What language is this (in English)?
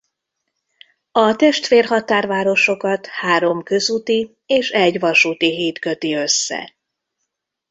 Hungarian